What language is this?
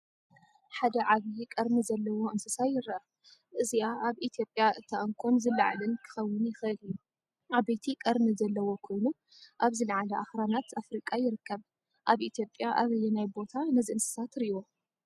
Tigrinya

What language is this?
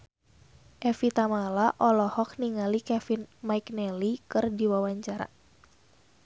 Sundanese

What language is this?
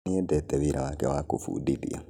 Kikuyu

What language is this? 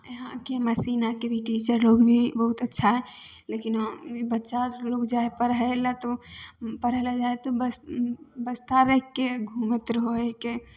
Maithili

